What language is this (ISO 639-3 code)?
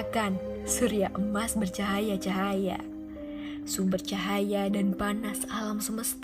ind